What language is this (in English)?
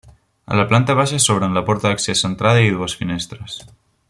Catalan